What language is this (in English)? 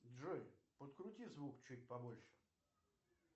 Russian